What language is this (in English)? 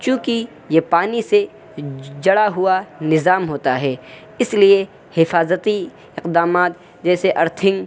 Urdu